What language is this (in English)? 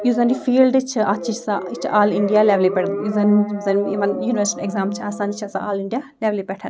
Kashmiri